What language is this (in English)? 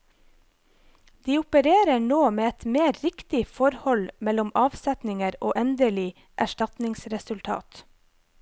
Norwegian